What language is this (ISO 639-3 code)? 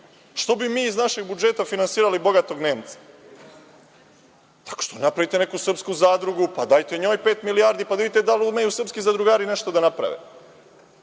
srp